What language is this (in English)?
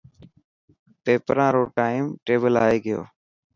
Dhatki